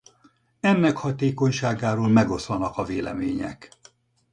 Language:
Hungarian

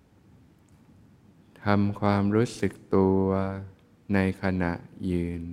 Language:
Thai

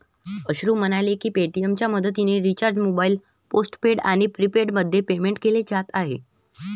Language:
Marathi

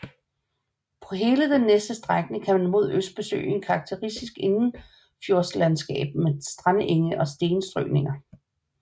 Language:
Danish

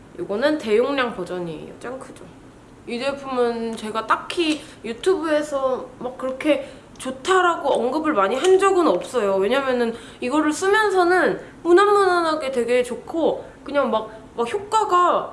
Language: Korean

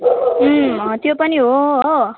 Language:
Nepali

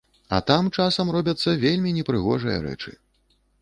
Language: Belarusian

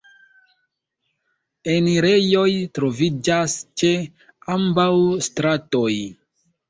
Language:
Esperanto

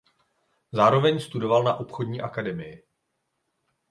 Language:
Czech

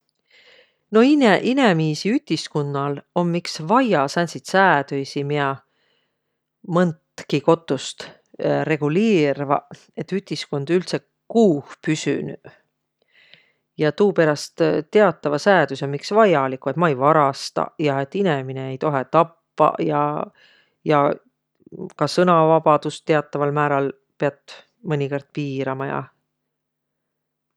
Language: Võro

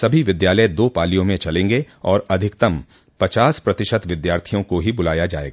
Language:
Hindi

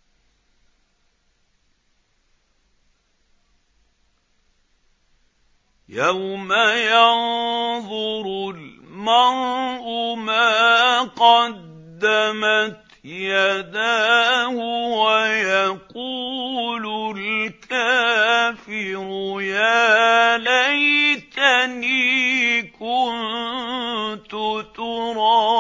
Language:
Arabic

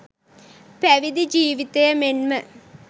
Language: Sinhala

